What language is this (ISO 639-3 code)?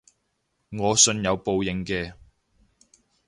yue